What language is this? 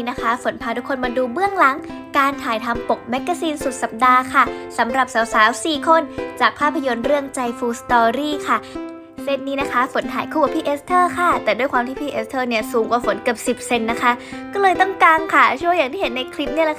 Thai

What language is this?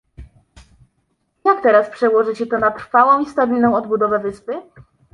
Polish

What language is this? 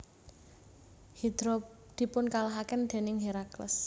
Javanese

